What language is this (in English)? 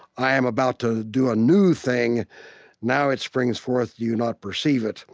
English